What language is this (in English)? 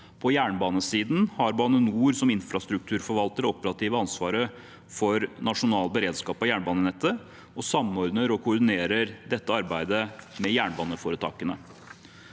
Norwegian